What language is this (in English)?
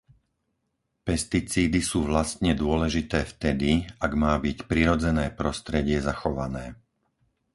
Slovak